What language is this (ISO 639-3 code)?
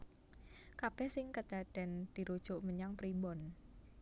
jav